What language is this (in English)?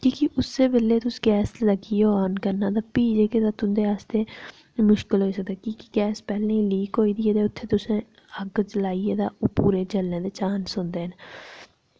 Dogri